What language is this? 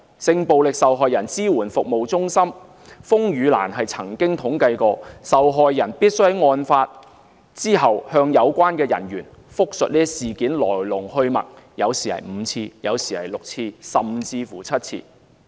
Cantonese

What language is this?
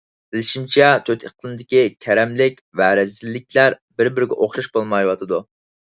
Uyghur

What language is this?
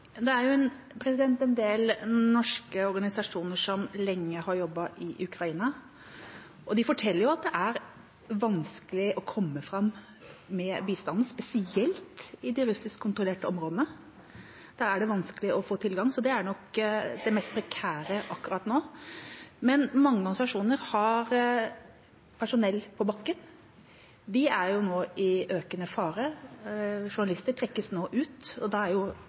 Norwegian Bokmål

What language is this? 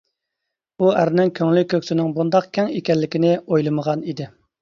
Uyghur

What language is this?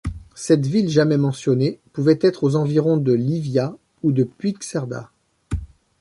French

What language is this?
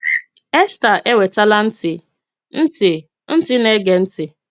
Igbo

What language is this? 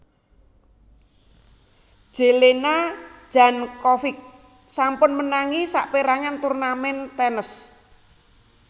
Javanese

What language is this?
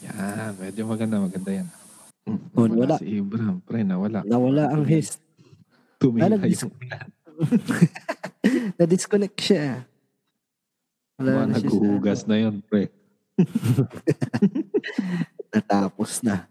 Filipino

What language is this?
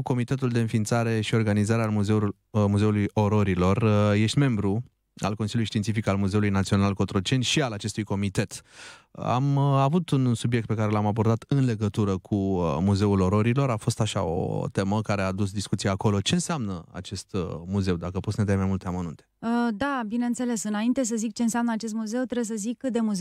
Romanian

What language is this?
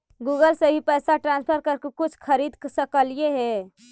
Magahi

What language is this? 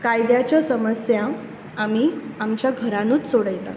Konkani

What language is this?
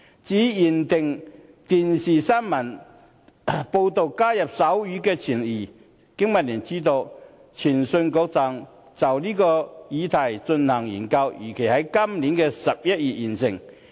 Cantonese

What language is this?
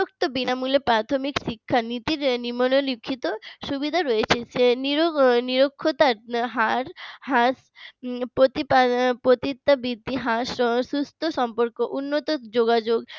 Bangla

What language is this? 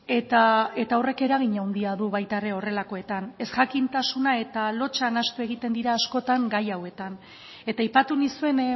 Basque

